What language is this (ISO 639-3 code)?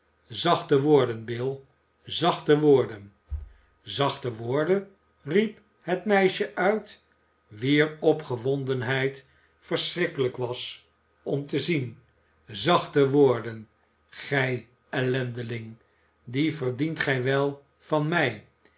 nld